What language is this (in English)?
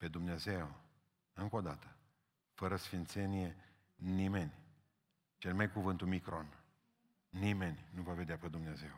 Romanian